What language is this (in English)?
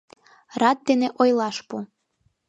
Mari